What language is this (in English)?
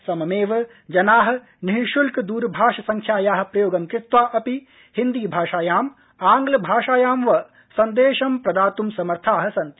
Sanskrit